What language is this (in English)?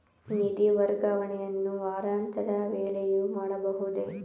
Kannada